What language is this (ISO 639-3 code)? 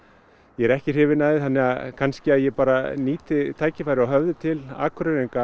isl